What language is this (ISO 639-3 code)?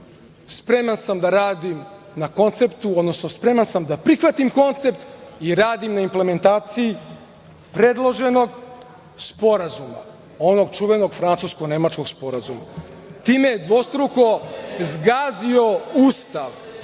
srp